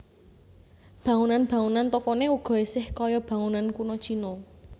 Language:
Javanese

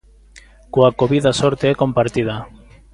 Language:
Galician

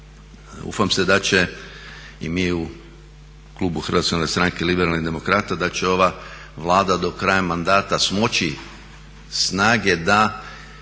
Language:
Croatian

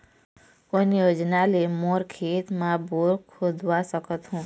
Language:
Chhattisgarhi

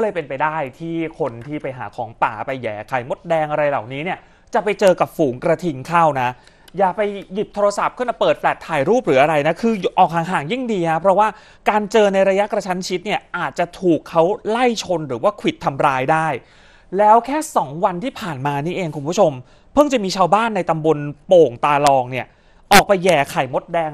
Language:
Thai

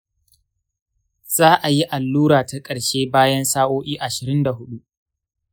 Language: Hausa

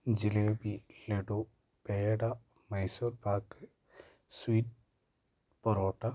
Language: Malayalam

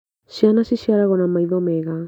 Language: Kikuyu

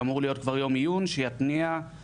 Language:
Hebrew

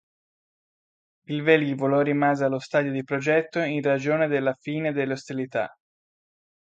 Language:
Italian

